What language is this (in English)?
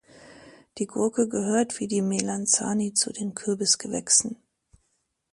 German